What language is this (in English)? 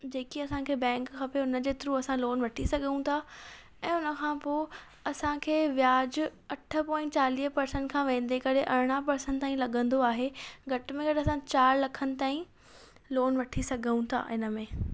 Sindhi